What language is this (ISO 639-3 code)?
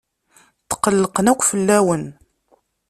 kab